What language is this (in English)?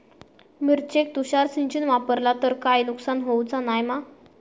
Marathi